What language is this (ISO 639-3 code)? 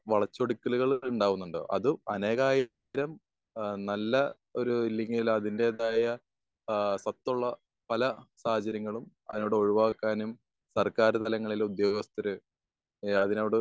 mal